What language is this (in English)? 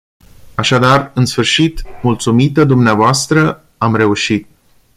Romanian